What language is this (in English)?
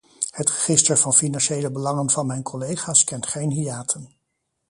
Dutch